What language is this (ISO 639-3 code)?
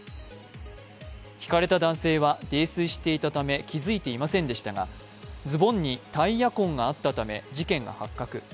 jpn